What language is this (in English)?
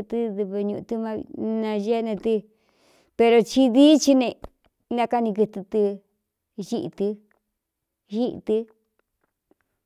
Cuyamecalco Mixtec